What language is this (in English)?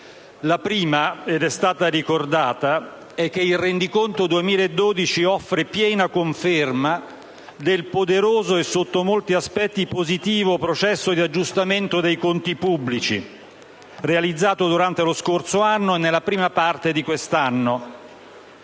Italian